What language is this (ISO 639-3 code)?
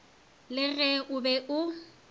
nso